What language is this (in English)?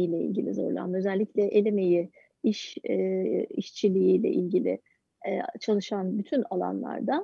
Turkish